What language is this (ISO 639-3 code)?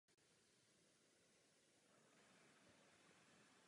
ces